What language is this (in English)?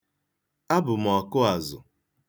Igbo